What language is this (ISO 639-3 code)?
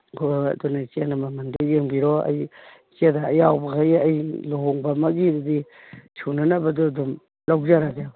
mni